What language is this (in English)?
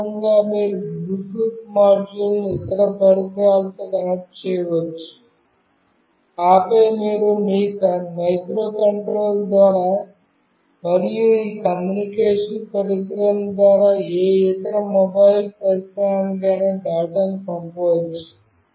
Telugu